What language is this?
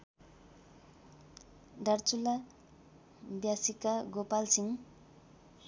Nepali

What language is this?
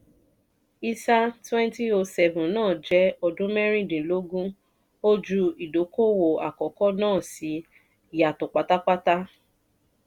Yoruba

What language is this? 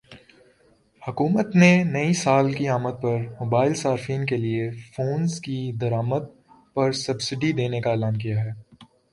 Urdu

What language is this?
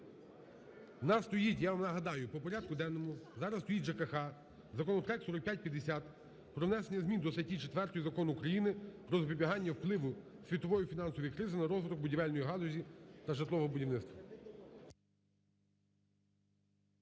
Ukrainian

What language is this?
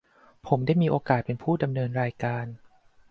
Thai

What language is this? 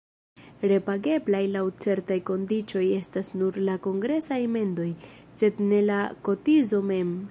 Esperanto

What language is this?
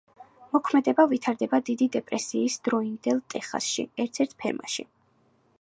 Georgian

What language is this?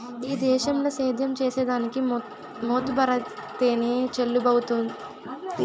Telugu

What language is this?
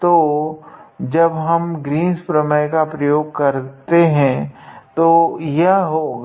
Hindi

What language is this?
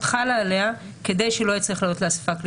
Hebrew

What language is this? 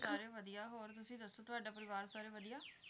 Punjabi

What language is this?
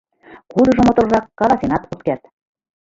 Mari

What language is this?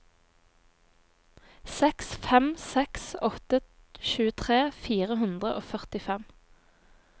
Norwegian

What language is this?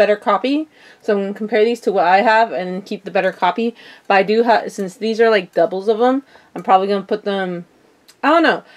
English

